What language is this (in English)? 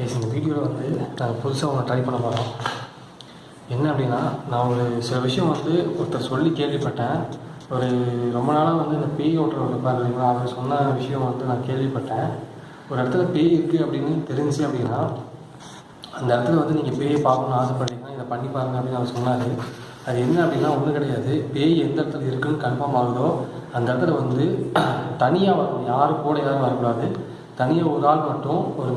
Korean